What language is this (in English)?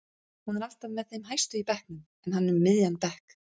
Icelandic